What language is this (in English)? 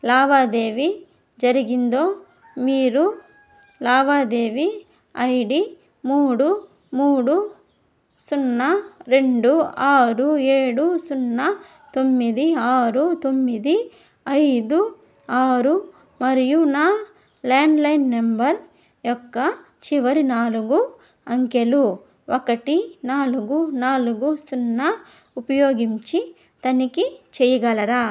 Telugu